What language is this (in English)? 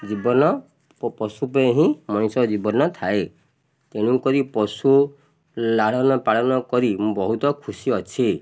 Odia